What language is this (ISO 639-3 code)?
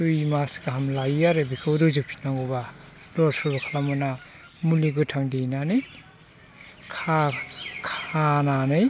brx